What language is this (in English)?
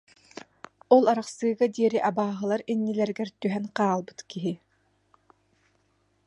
Yakut